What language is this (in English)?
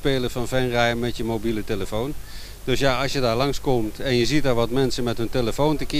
Dutch